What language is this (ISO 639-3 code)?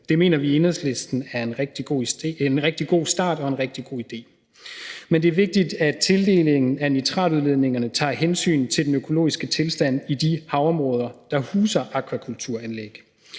dan